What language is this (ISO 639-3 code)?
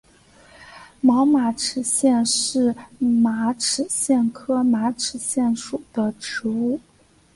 zho